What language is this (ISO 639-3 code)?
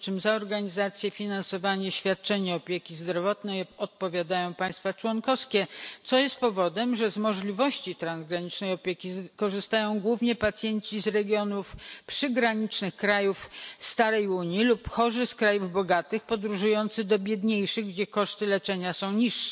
pol